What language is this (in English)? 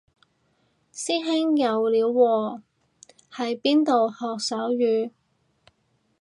Cantonese